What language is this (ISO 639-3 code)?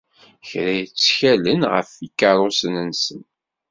kab